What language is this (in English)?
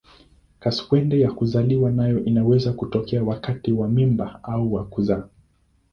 Swahili